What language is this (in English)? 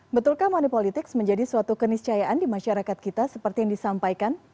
Indonesian